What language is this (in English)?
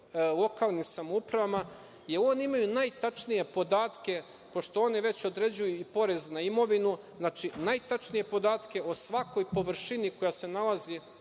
Serbian